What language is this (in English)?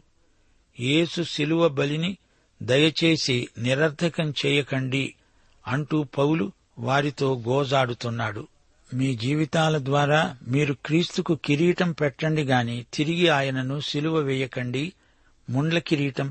Telugu